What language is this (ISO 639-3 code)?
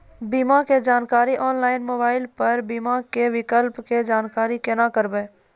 mai